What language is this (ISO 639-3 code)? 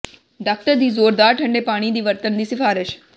pan